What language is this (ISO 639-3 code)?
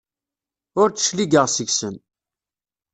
kab